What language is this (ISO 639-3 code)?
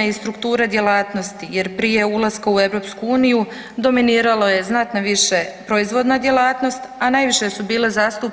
hrv